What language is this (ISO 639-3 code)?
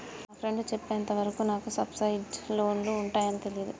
tel